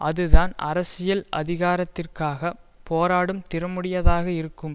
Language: Tamil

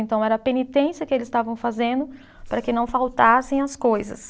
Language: Portuguese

